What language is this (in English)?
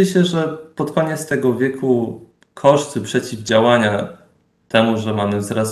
Polish